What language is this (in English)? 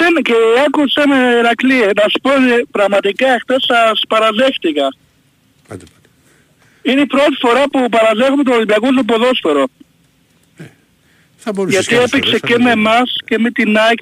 Greek